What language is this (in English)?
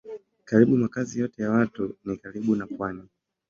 Swahili